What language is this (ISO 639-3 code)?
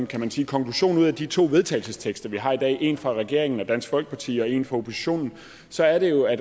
dan